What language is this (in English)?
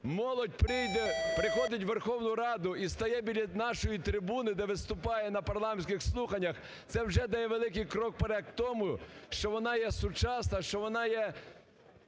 Ukrainian